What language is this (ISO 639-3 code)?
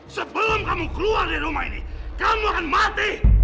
ind